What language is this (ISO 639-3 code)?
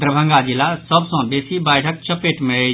mai